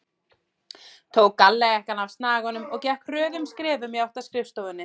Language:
Icelandic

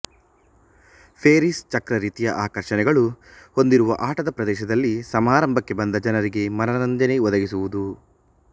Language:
Kannada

